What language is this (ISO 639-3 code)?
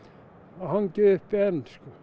isl